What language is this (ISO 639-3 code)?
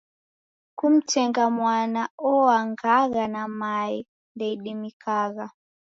dav